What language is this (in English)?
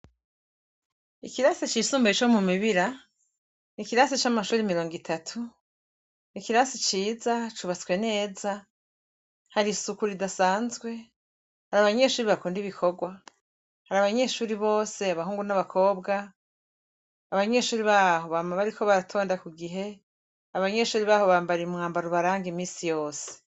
Rundi